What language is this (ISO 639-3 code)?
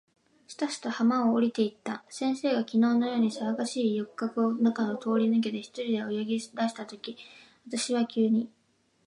jpn